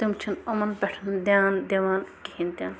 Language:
Kashmiri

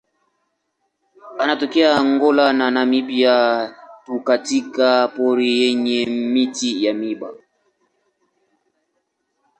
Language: Swahili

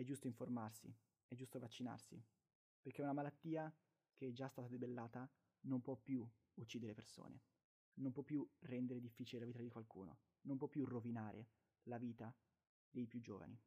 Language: Italian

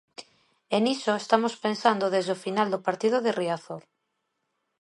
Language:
Galician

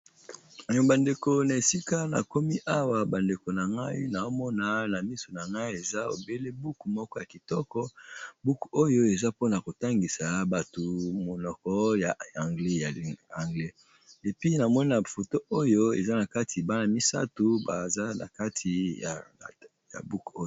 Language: Lingala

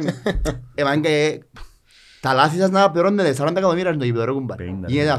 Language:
Greek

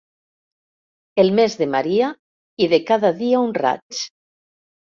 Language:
Catalan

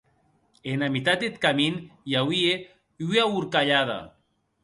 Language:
Occitan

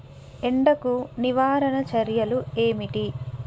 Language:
Telugu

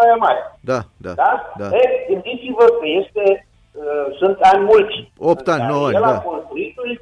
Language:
Romanian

